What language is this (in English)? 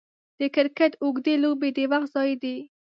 Pashto